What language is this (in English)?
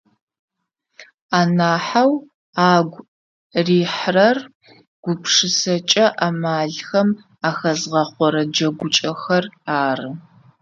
Adyghe